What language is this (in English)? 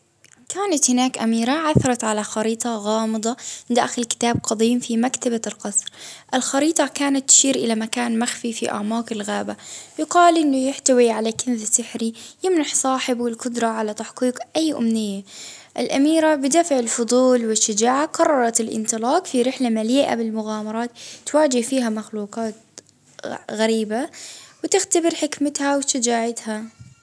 Baharna Arabic